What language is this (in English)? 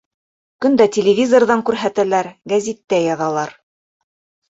Bashkir